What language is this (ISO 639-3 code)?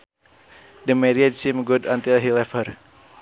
sun